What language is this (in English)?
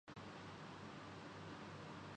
Urdu